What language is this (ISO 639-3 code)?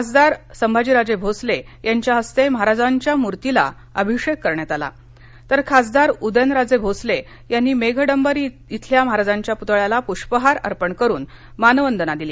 mar